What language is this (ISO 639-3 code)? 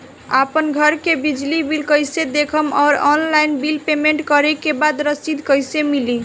bho